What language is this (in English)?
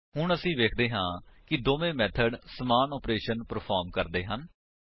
Punjabi